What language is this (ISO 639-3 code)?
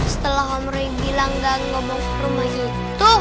ind